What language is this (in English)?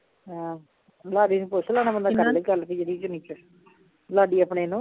Punjabi